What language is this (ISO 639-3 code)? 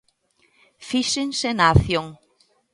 glg